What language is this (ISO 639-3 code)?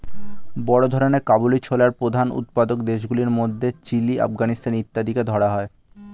ben